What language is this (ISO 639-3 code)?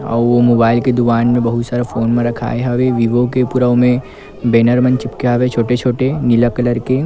hne